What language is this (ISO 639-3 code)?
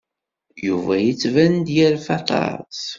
kab